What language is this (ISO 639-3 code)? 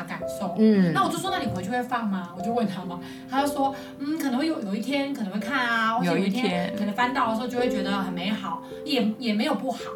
zho